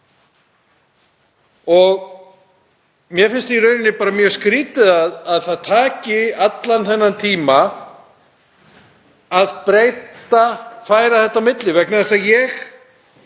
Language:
Icelandic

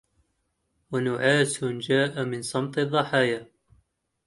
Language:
Arabic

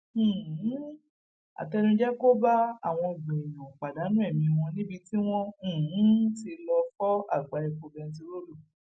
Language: Yoruba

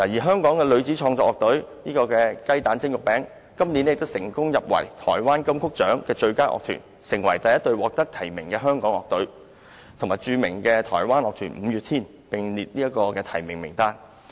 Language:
Cantonese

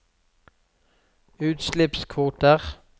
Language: Norwegian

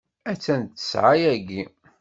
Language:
Kabyle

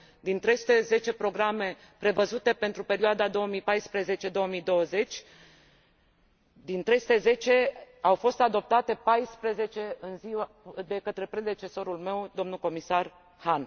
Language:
Romanian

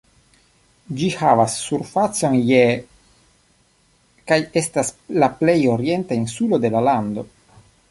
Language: Esperanto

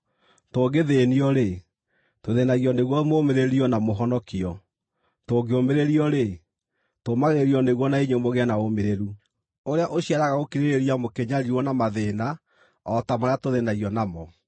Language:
Kikuyu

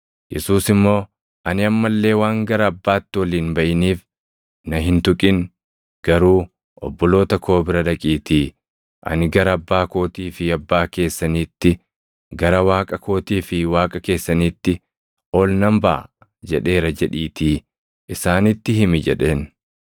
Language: Oromo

